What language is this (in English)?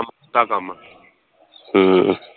Punjabi